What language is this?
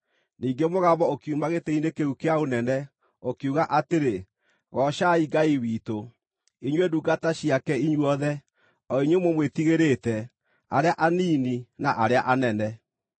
Kikuyu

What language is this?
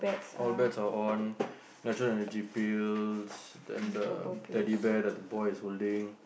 English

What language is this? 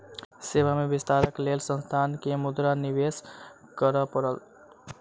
Maithili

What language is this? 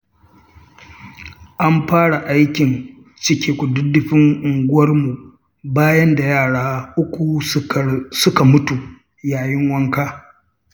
Hausa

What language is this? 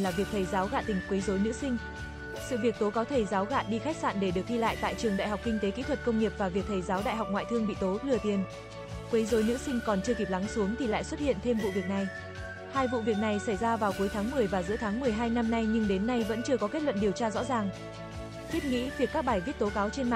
Vietnamese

